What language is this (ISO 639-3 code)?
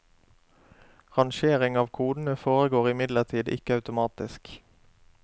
nor